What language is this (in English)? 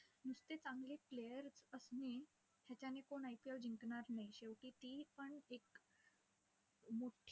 Marathi